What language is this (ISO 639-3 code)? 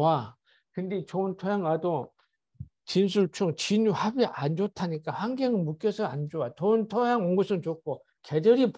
kor